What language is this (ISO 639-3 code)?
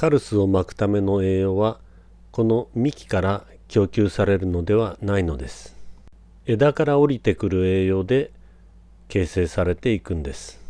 jpn